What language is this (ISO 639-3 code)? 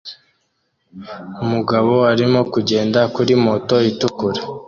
kin